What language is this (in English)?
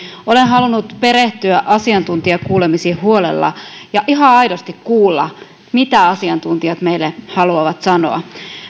Finnish